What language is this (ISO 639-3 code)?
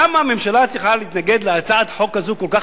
heb